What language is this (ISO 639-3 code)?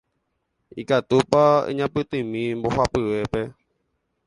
grn